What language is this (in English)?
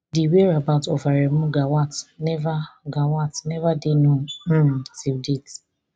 Nigerian Pidgin